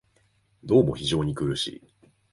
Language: Japanese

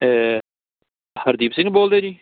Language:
Punjabi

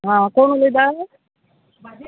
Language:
Konkani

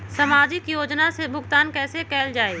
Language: Magahi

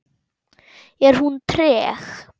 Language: Icelandic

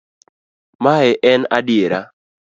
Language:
Luo (Kenya and Tanzania)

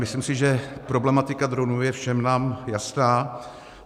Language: Czech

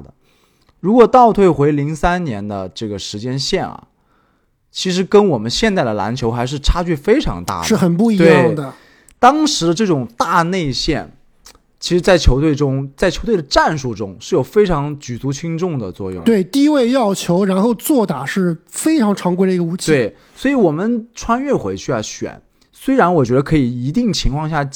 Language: Chinese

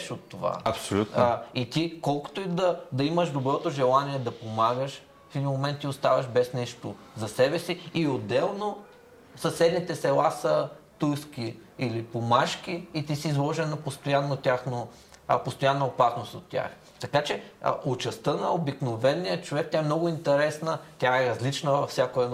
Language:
Bulgarian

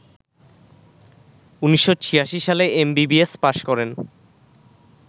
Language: Bangla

